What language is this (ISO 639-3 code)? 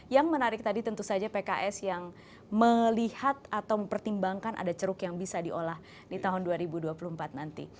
ind